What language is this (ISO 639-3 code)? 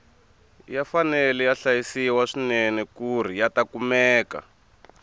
tso